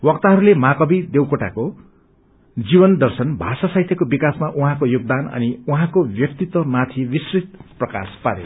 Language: Nepali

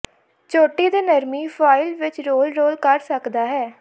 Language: Punjabi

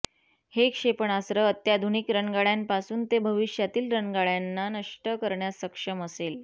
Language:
Marathi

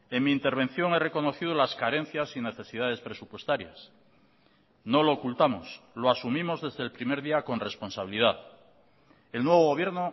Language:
Spanish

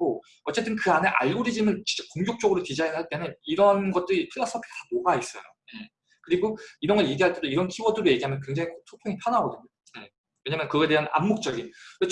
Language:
Korean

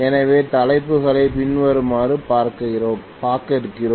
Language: Tamil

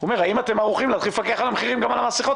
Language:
Hebrew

